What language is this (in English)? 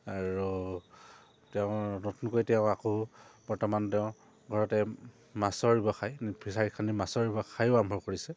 Assamese